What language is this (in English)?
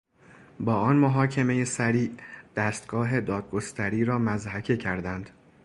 Persian